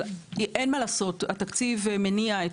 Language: Hebrew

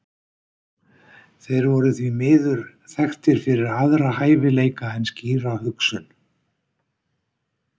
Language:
Icelandic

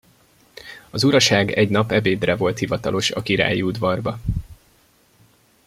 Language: Hungarian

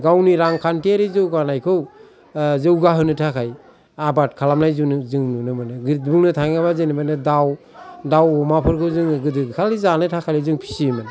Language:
Bodo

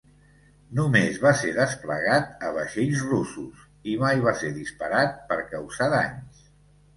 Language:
Catalan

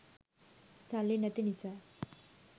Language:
Sinhala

